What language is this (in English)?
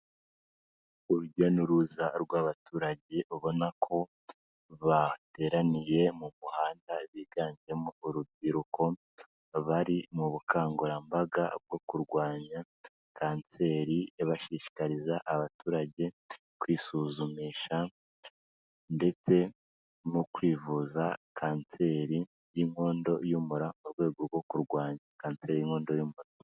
Kinyarwanda